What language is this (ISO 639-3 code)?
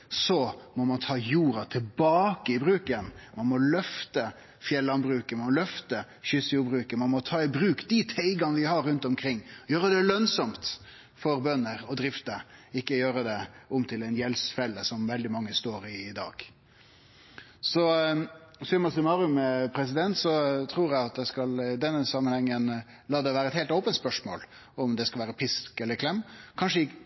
nno